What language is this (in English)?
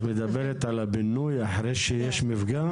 Hebrew